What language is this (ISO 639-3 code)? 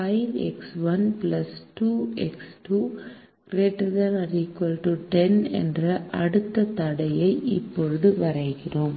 tam